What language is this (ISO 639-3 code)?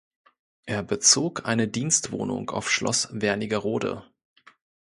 deu